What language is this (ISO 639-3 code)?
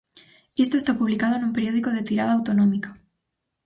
glg